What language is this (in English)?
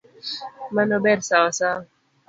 Luo (Kenya and Tanzania)